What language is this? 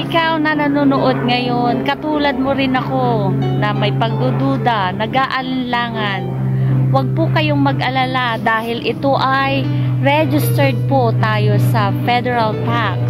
Filipino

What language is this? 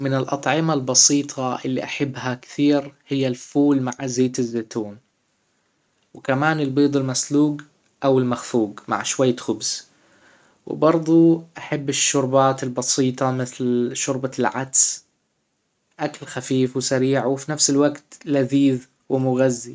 Hijazi Arabic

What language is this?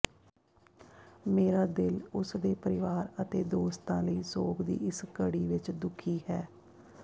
Punjabi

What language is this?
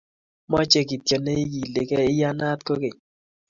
Kalenjin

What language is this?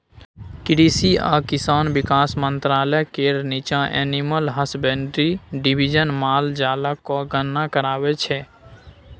Maithili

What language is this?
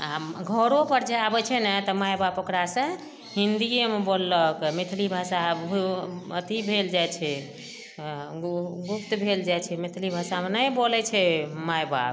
Maithili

